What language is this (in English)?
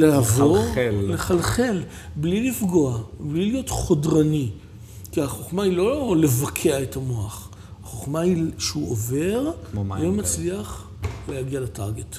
Hebrew